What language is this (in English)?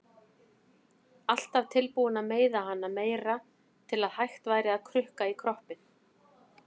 Icelandic